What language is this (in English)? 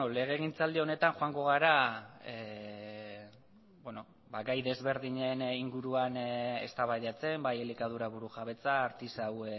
Basque